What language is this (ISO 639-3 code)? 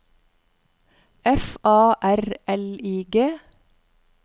nor